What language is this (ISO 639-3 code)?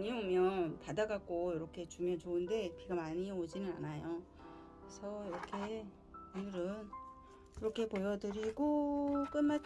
kor